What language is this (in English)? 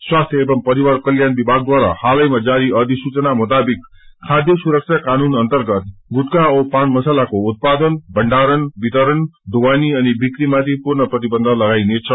Nepali